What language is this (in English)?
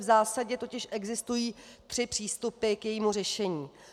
Czech